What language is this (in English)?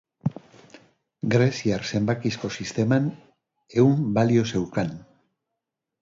Basque